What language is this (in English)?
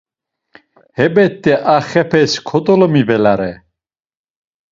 Laz